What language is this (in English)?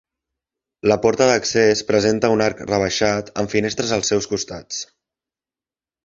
Catalan